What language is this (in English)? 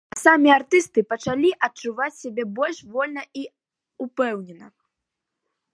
Belarusian